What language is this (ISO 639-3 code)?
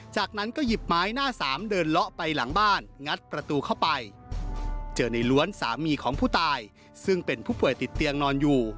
tha